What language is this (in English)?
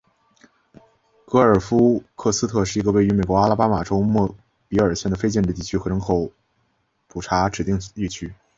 Chinese